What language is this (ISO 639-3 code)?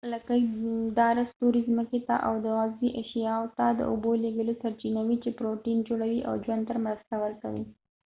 pus